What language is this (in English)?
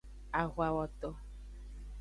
Aja (Benin)